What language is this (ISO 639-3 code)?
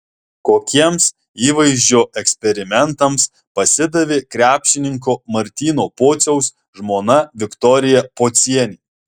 lit